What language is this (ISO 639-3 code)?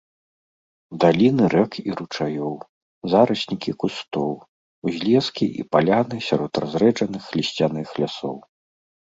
bel